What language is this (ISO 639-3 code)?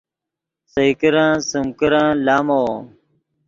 ydg